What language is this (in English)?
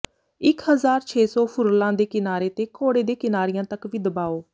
Punjabi